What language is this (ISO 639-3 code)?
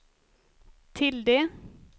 swe